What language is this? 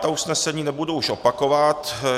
Czech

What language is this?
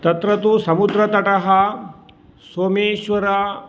Sanskrit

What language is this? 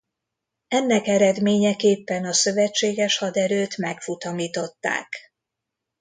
Hungarian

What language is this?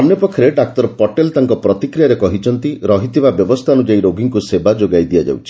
Odia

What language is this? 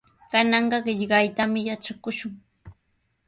Sihuas Ancash Quechua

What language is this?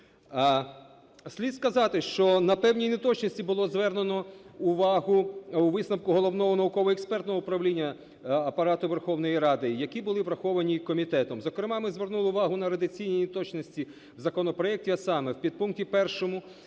Ukrainian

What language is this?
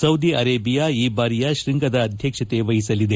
Kannada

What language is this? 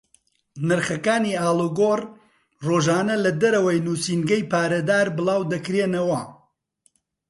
Central Kurdish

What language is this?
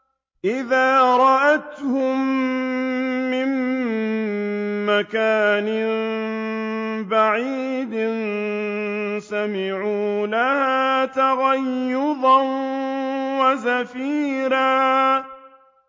Arabic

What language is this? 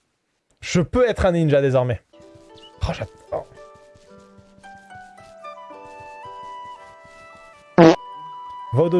French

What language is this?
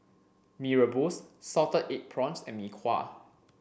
English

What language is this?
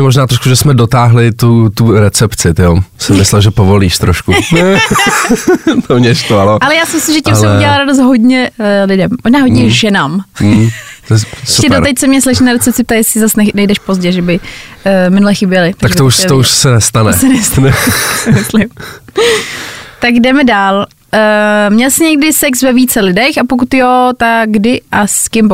Czech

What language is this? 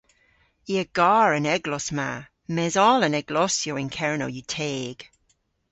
Cornish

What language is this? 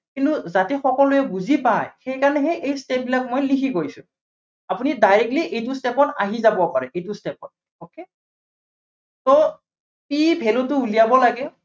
Assamese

